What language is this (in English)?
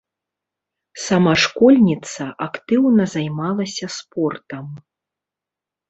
Belarusian